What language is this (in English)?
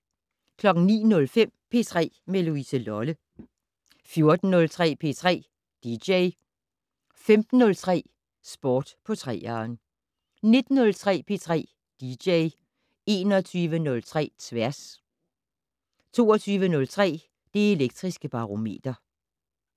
Danish